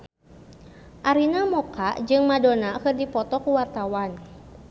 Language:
Sundanese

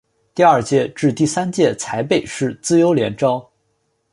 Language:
Chinese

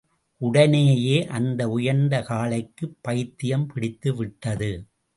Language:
Tamil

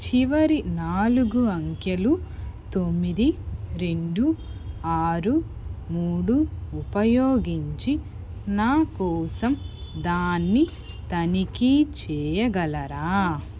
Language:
Telugu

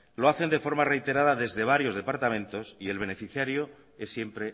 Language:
Spanish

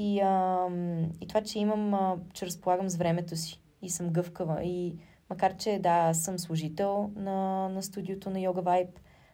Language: Bulgarian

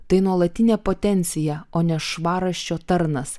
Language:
Lithuanian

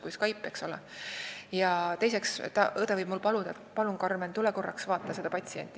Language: Estonian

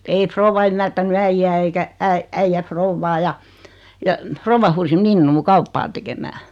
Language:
Finnish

